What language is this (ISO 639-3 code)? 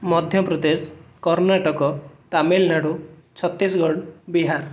ori